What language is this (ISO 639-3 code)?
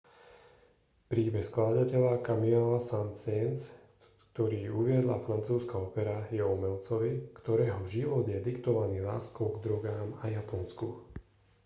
slk